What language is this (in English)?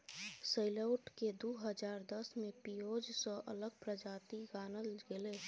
Maithili